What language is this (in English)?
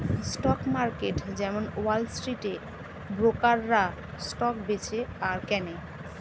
Bangla